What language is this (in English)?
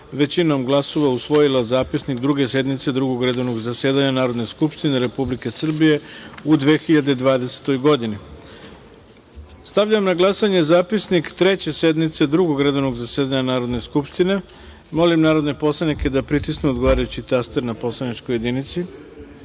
Serbian